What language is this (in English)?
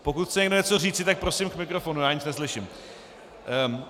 Czech